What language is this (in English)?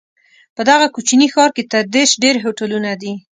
Pashto